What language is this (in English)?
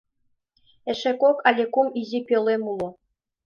Mari